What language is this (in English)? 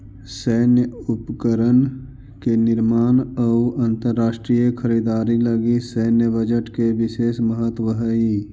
Magahi